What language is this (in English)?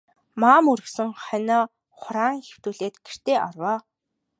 Mongolian